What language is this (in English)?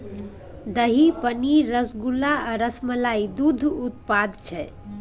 Maithili